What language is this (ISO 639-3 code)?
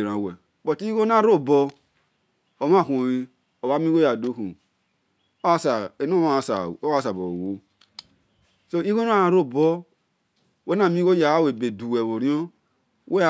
ish